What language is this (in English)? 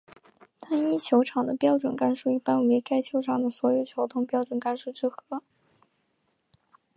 Chinese